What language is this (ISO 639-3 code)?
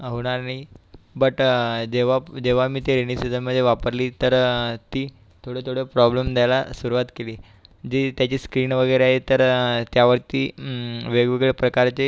mar